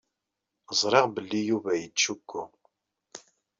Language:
Kabyle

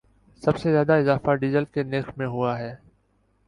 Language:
Urdu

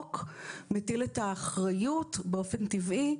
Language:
Hebrew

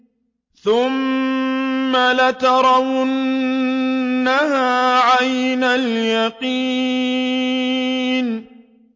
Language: Arabic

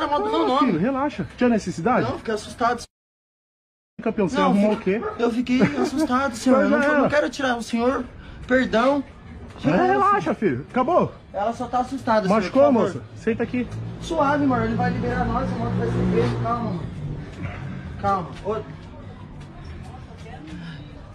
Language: Portuguese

